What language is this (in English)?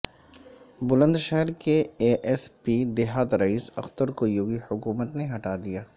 Urdu